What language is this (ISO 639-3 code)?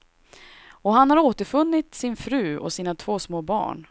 swe